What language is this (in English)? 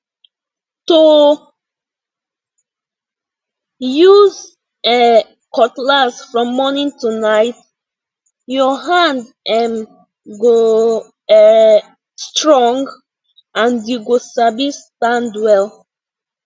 Nigerian Pidgin